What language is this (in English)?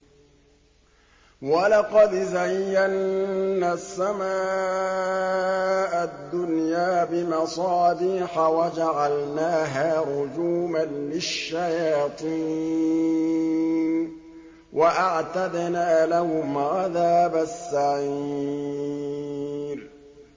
Arabic